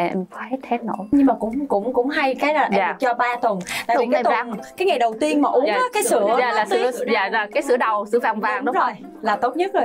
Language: Vietnamese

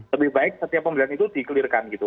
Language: Indonesian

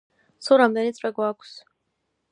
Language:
Georgian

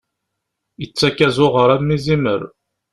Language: Kabyle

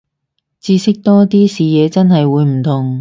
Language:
Cantonese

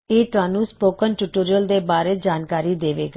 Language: Punjabi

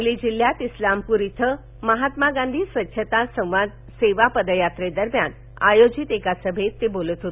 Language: Marathi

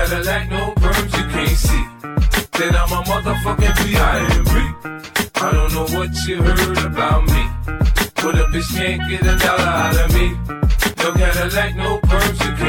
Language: Greek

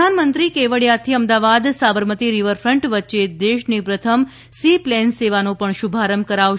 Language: Gujarati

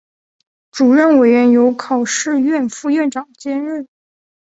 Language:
Chinese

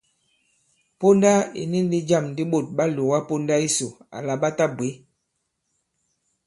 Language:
Bankon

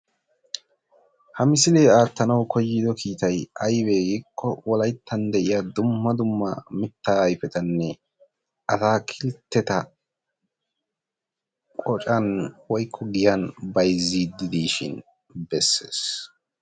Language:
Wolaytta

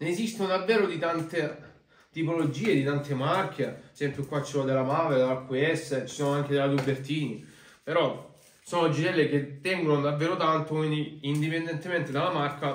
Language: Italian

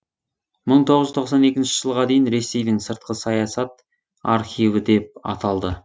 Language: Kazakh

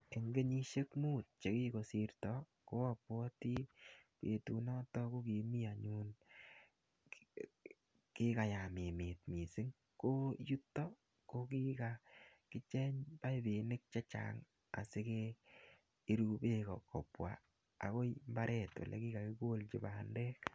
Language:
Kalenjin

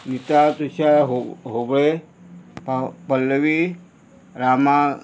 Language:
Konkani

